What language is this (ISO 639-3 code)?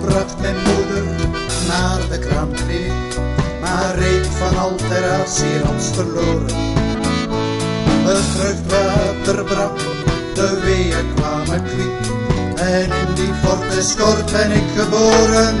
nld